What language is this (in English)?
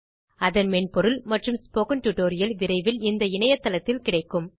Tamil